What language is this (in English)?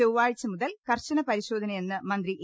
Malayalam